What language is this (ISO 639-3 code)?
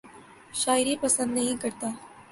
urd